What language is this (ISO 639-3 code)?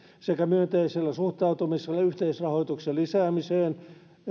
fin